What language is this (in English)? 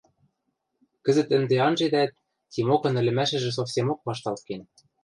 Western Mari